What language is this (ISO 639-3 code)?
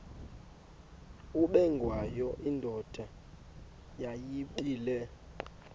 xho